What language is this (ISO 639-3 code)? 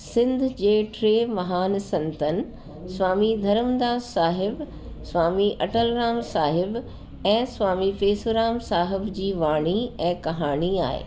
snd